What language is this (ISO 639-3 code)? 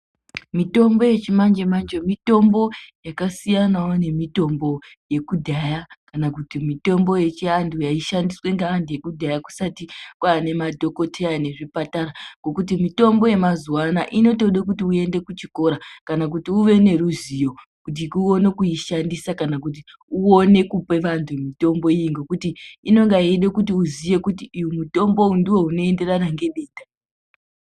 ndc